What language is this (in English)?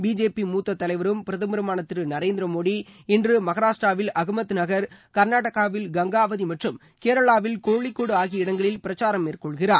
Tamil